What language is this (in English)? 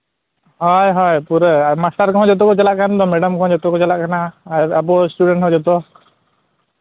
Santali